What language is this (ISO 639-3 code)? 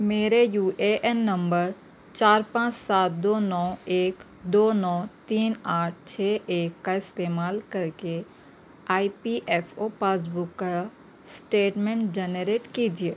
urd